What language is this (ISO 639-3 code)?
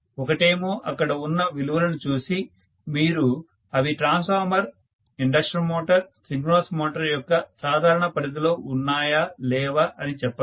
tel